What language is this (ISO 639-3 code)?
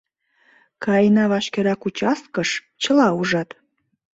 chm